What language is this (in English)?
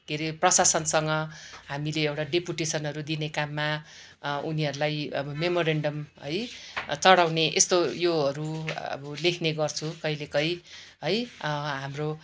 Nepali